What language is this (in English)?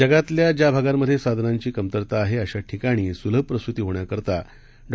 Marathi